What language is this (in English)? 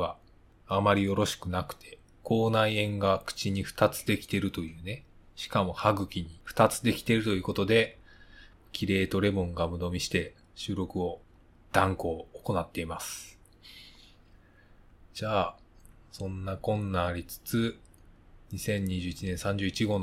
Japanese